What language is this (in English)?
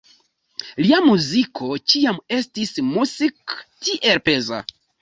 Esperanto